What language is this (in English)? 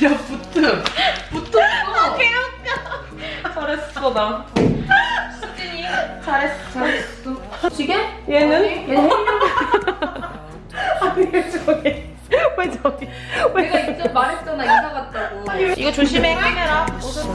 Korean